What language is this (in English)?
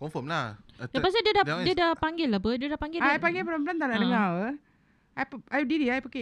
Malay